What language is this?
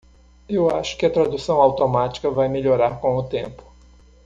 Portuguese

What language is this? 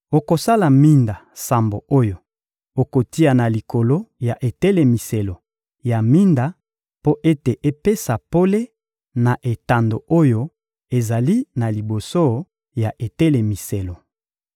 Lingala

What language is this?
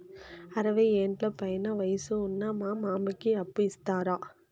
Telugu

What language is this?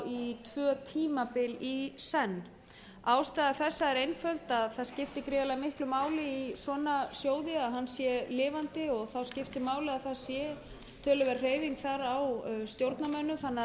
Icelandic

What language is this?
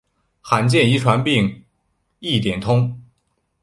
Chinese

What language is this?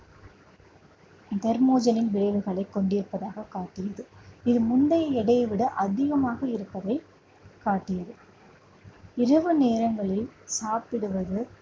Tamil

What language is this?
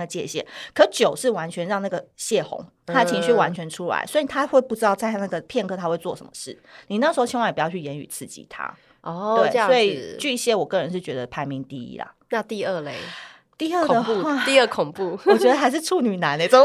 Chinese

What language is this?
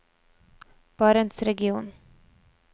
Norwegian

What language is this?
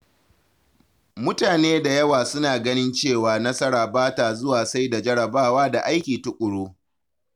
Hausa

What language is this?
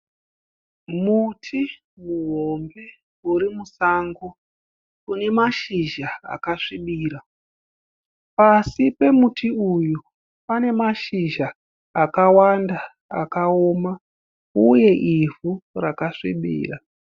Shona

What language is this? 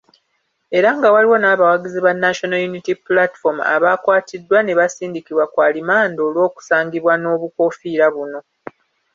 Ganda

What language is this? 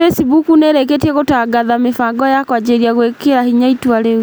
Kikuyu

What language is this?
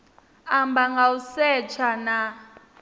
Venda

